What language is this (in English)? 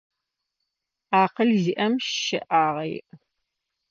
Adyghe